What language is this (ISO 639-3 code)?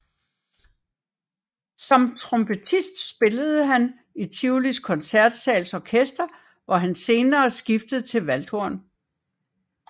dan